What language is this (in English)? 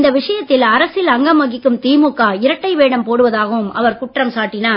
Tamil